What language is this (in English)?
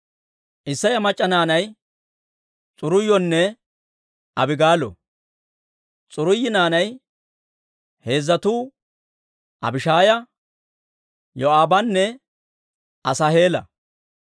Dawro